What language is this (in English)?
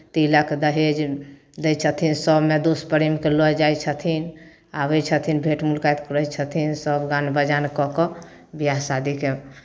Maithili